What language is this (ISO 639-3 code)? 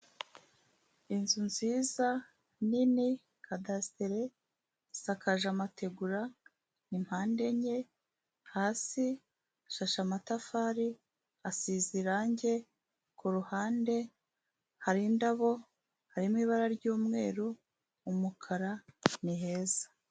kin